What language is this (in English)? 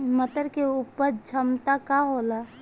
Bhojpuri